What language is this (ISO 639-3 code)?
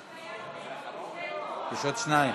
heb